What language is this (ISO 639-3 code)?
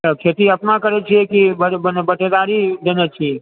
mai